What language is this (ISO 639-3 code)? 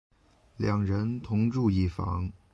zho